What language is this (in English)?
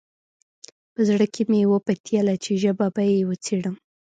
Pashto